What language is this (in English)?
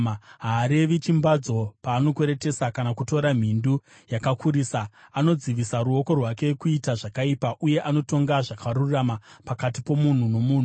Shona